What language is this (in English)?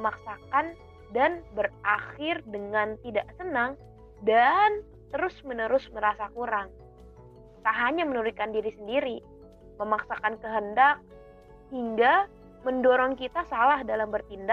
Indonesian